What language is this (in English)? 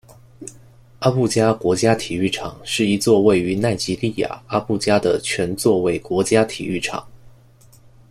Chinese